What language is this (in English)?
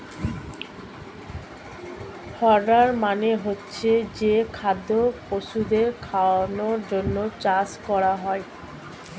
Bangla